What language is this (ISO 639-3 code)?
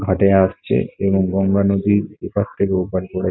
ben